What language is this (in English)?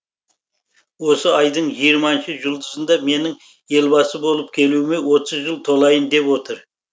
Kazakh